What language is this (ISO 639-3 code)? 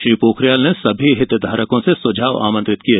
hin